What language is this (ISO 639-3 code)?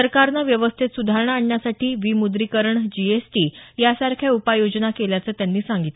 mar